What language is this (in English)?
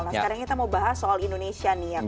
Indonesian